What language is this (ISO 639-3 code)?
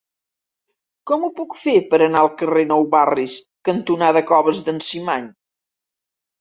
cat